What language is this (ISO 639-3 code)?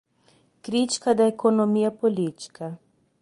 por